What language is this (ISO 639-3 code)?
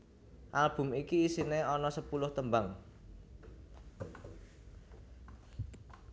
jav